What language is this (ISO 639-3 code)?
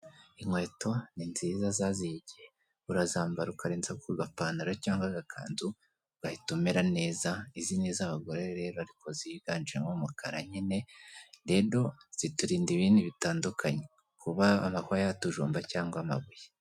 kin